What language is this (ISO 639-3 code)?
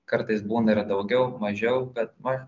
lit